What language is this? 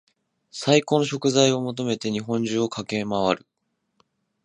Japanese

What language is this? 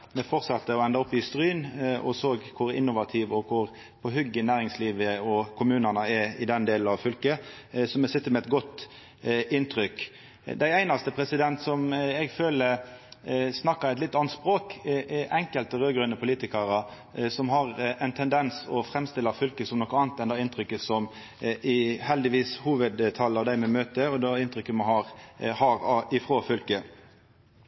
Norwegian Nynorsk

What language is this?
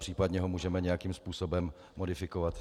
Czech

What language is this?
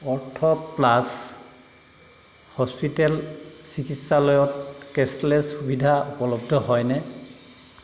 Assamese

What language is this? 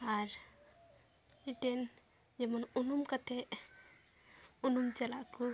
Santali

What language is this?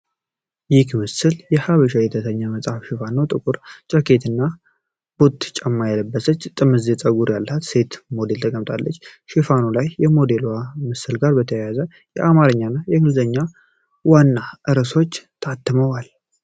Amharic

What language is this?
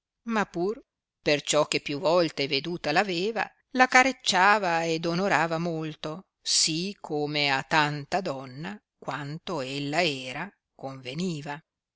Italian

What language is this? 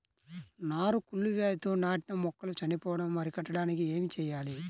Telugu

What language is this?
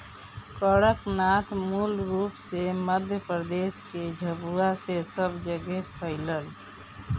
Bhojpuri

